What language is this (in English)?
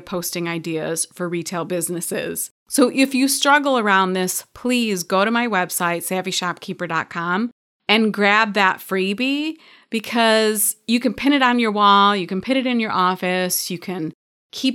English